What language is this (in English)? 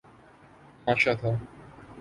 Urdu